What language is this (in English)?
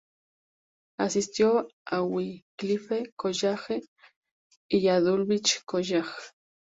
Spanish